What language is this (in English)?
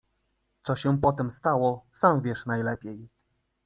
Polish